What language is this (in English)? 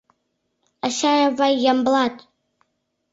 Mari